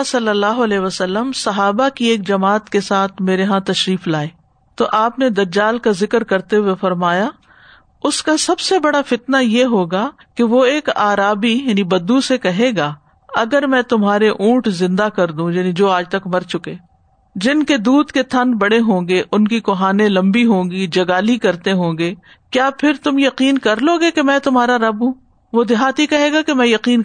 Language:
Urdu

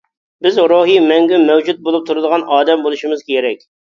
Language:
Uyghur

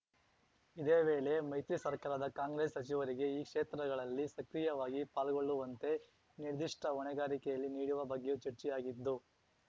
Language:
Kannada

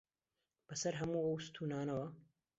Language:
Central Kurdish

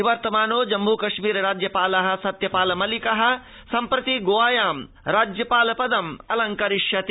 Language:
Sanskrit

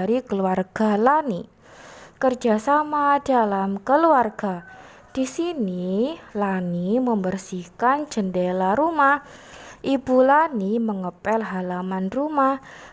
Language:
Indonesian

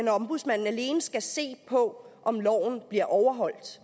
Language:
Danish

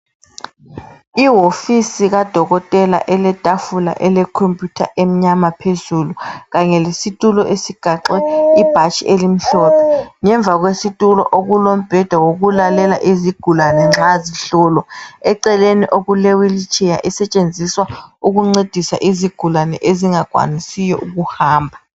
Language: North Ndebele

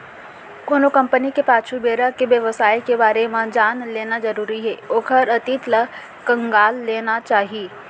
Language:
Chhattisgarhi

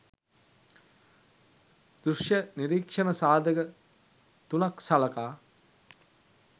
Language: Sinhala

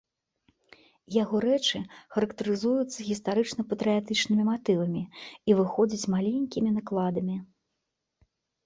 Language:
Belarusian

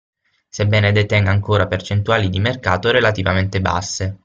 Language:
Italian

